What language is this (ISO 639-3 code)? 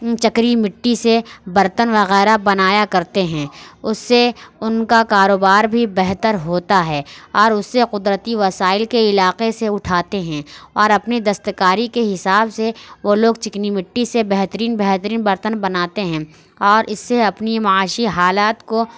urd